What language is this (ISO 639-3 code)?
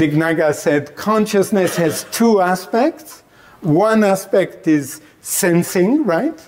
eng